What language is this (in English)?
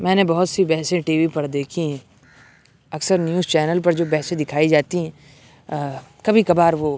Urdu